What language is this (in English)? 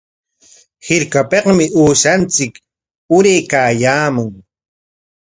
Corongo Ancash Quechua